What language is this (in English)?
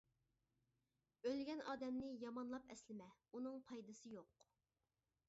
Uyghur